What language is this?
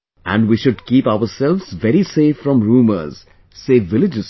English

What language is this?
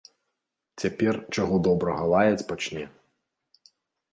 Belarusian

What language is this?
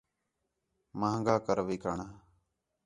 Khetrani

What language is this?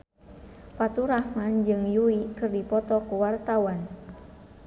Sundanese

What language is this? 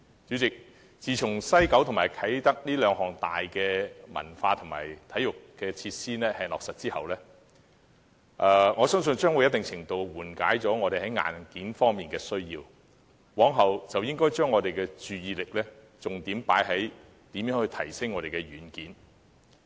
Cantonese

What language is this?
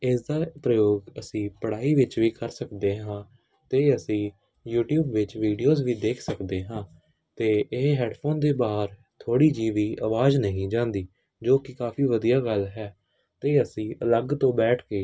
Punjabi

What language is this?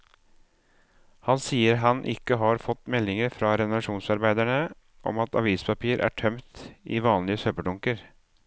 Norwegian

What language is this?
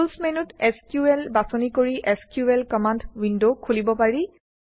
Assamese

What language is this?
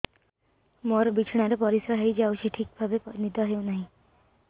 Odia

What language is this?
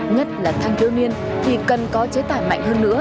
Vietnamese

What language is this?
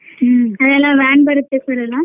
Kannada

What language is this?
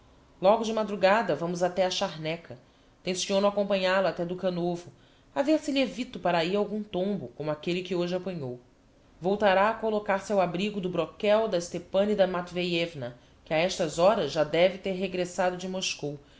Portuguese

